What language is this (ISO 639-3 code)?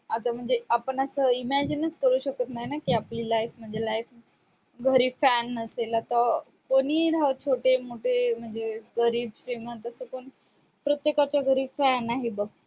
mar